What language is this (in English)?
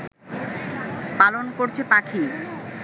Bangla